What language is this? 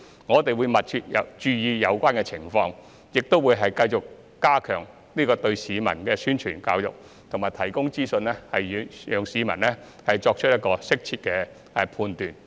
Cantonese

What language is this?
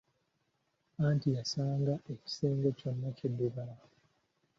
Ganda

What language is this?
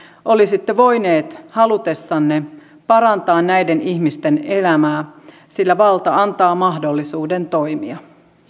Finnish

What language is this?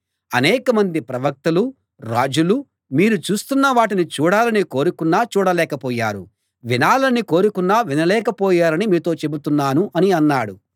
Telugu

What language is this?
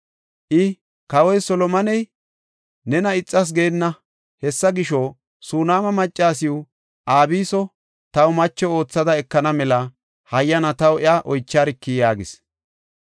Gofa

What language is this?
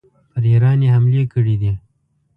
Pashto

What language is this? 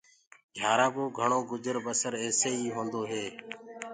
Gurgula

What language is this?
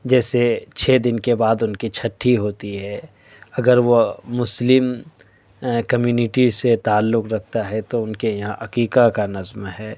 Urdu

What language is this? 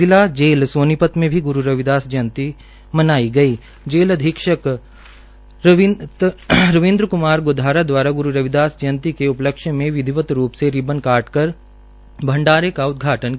Hindi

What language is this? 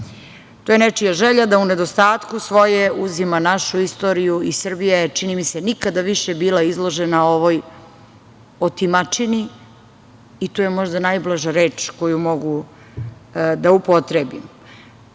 Serbian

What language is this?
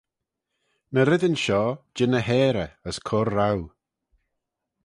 Manx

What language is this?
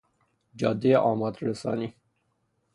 Persian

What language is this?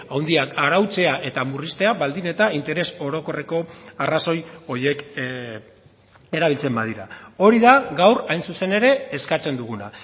Basque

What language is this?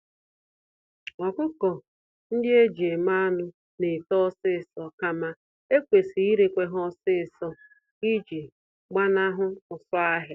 Igbo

